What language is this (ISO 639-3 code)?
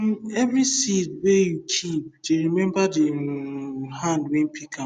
pcm